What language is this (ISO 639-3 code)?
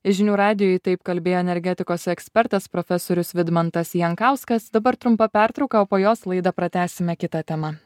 lit